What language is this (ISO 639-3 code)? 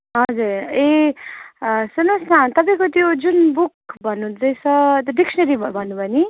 nep